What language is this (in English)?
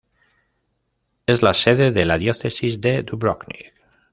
Spanish